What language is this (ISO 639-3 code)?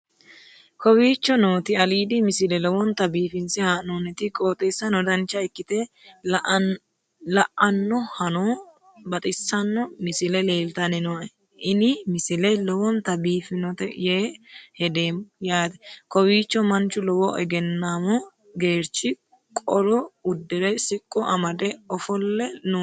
sid